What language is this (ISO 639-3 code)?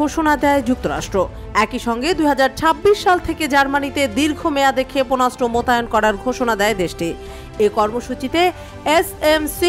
ben